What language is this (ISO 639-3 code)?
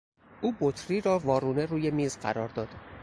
fas